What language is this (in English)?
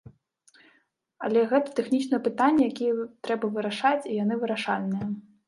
Belarusian